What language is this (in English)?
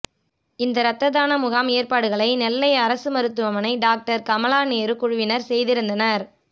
Tamil